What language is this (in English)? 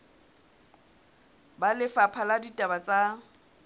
Southern Sotho